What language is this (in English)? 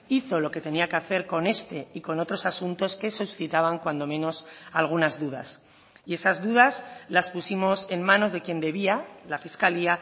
Spanish